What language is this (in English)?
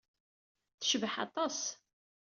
Kabyle